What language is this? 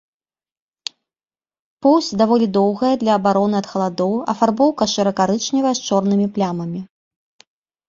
Belarusian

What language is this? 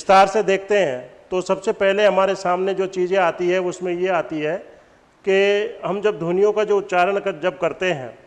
Hindi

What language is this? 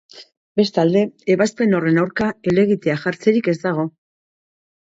Basque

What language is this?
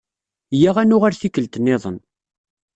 Kabyle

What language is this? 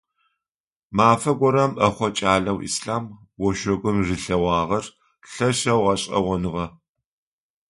Adyghe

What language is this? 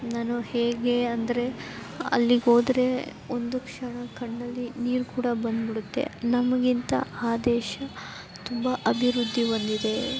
Kannada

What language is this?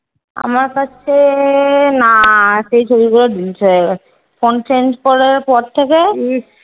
Bangla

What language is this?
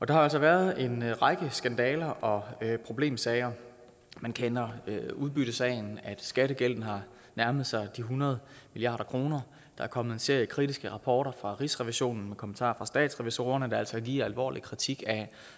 Danish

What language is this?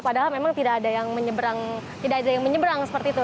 Indonesian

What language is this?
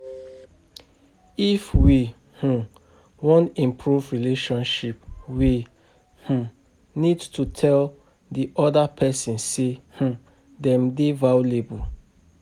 Nigerian Pidgin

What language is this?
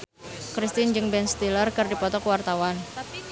Sundanese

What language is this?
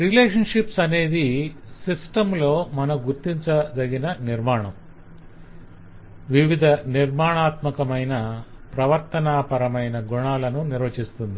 Telugu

